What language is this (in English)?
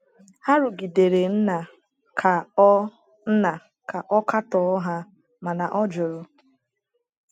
Igbo